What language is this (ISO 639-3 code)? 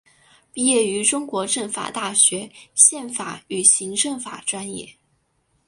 zho